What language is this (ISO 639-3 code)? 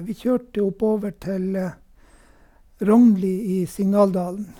nor